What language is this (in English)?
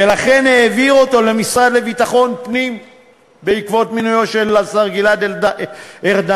Hebrew